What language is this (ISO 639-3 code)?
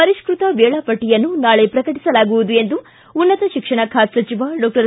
kan